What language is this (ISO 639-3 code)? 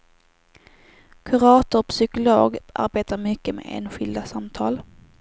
swe